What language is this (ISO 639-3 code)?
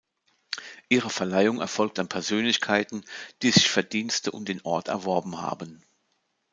deu